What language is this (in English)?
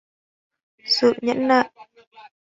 Vietnamese